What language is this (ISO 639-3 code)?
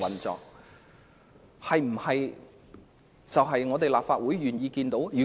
yue